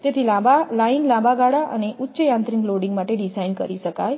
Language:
Gujarati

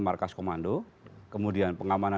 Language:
Indonesian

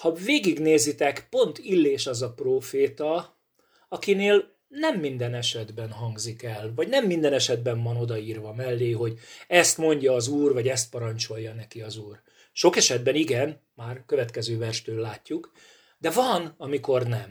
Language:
Hungarian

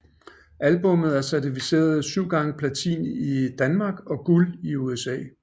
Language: Danish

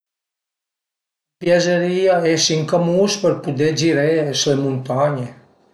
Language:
Piedmontese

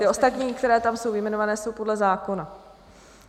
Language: Czech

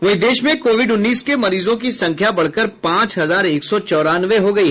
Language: Hindi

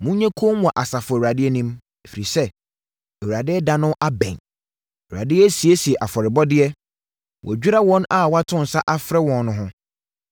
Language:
Akan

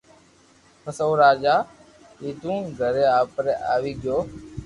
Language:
Loarki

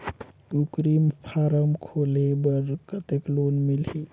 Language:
Chhattisgarhi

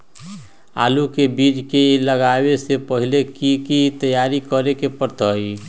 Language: Magahi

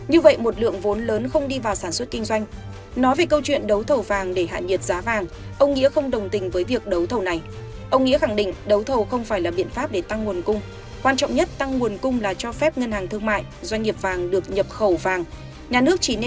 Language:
Vietnamese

